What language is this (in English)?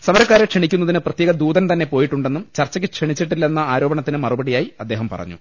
Malayalam